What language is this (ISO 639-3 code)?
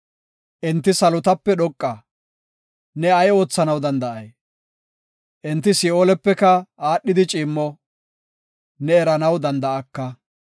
gof